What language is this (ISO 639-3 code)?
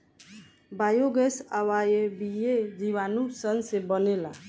bho